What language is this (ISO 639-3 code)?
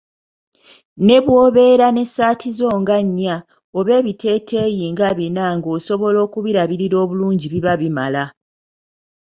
lug